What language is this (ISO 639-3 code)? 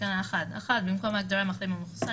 heb